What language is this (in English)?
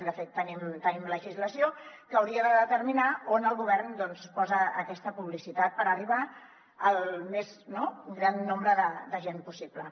Catalan